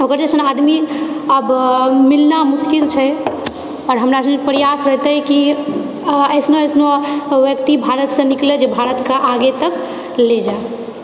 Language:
Maithili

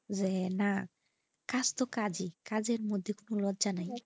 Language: Bangla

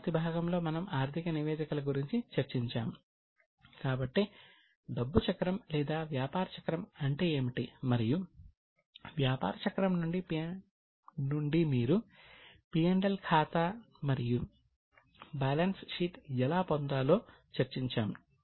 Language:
Telugu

